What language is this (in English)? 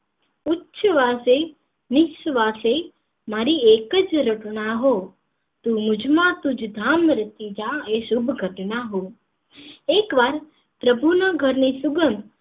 Gujarati